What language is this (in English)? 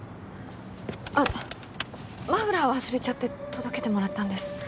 Japanese